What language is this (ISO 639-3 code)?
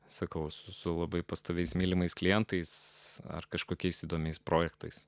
lit